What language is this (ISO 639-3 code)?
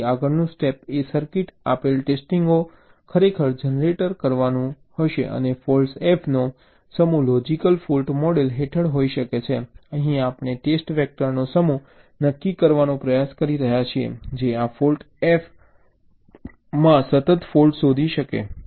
guj